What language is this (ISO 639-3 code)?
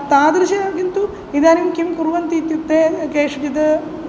san